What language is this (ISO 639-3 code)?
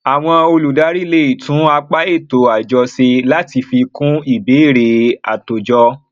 yor